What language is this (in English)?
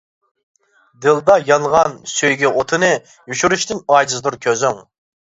Uyghur